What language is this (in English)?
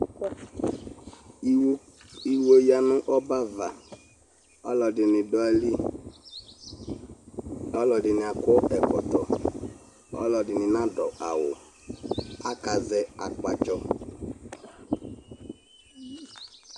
Ikposo